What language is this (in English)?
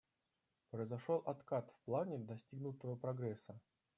Russian